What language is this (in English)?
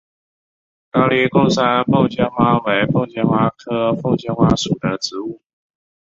Chinese